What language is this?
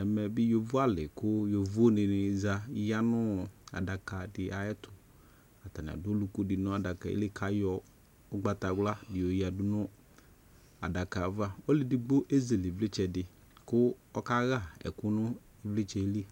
Ikposo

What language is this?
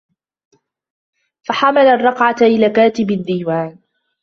Arabic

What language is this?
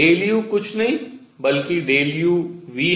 Hindi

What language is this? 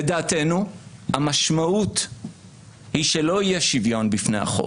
Hebrew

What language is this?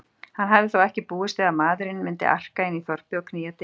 Icelandic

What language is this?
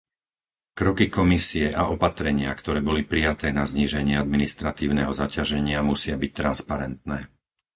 Slovak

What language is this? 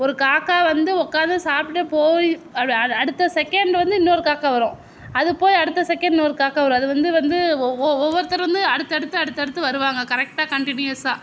Tamil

